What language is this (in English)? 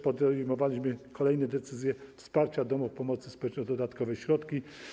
Polish